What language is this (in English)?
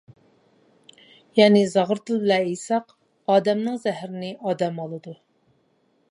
Uyghur